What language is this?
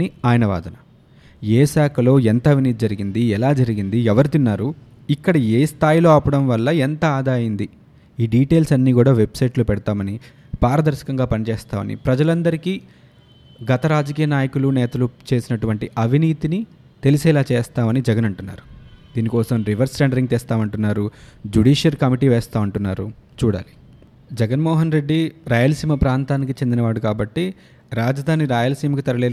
Telugu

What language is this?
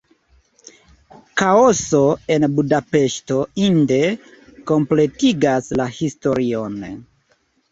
Esperanto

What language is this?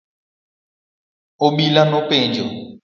Luo (Kenya and Tanzania)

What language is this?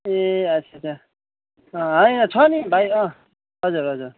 Nepali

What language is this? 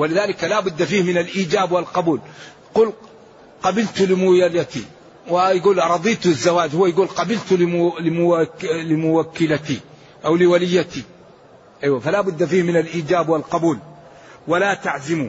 Arabic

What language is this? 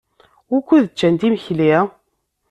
Kabyle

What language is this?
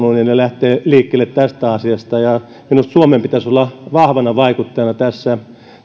Finnish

